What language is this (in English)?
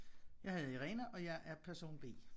Danish